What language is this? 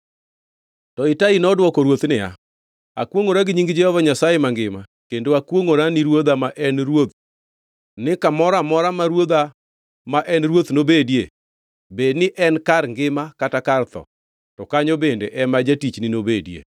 Luo (Kenya and Tanzania)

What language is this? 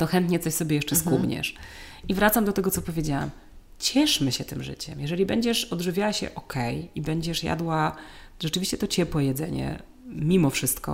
Polish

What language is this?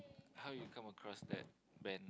English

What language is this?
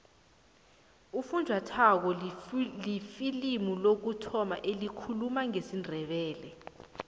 South Ndebele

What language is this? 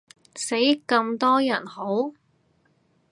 Cantonese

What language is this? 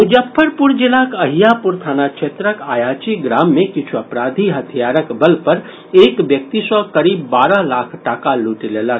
Maithili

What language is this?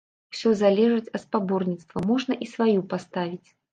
Belarusian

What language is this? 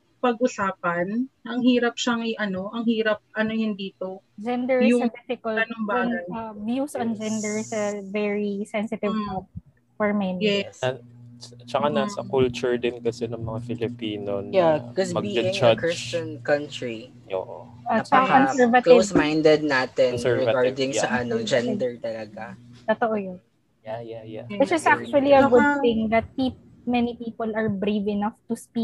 Filipino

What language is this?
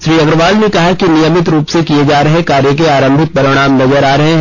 Hindi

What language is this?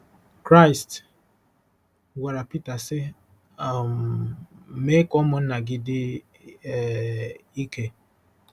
Igbo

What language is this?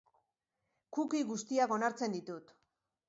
Basque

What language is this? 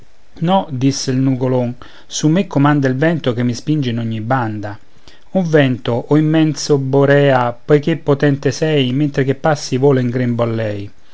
Italian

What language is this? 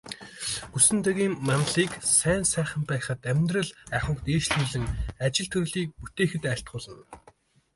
Mongolian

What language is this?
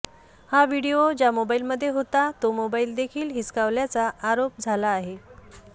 Marathi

